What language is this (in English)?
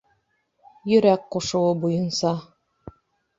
Bashkir